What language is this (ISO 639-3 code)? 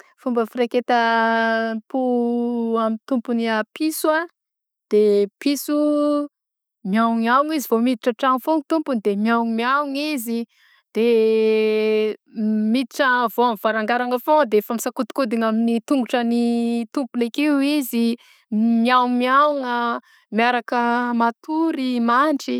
bzc